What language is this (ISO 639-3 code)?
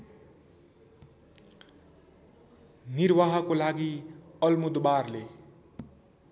nep